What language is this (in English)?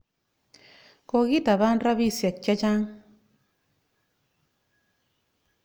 Kalenjin